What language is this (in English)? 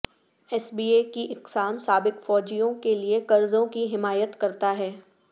Urdu